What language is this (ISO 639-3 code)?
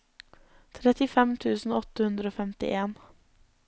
nor